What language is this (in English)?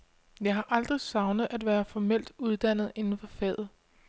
Danish